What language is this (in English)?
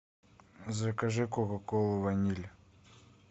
Russian